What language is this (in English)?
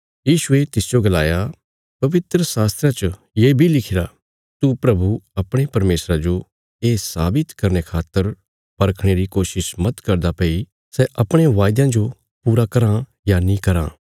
Bilaspuri